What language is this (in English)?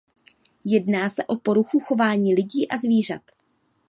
Czech